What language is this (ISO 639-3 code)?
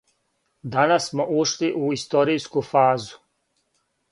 srp